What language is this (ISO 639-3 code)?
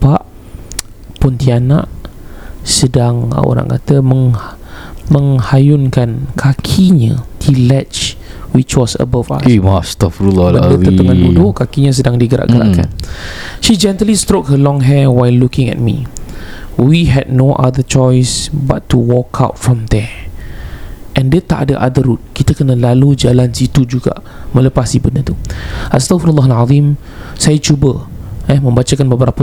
msa